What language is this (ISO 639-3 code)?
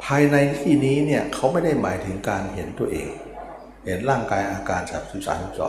tha